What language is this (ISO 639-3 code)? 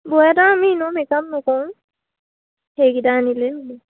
asm